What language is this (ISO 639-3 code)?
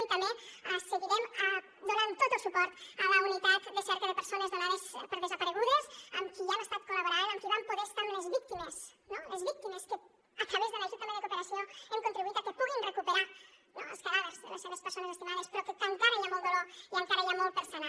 cat